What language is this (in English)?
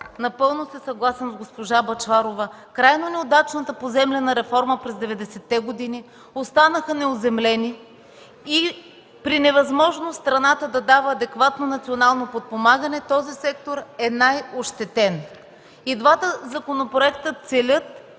Bulgarian